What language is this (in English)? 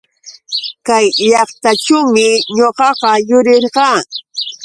Yauyos Quechua